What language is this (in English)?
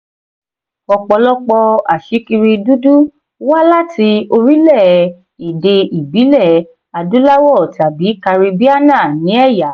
Yoruba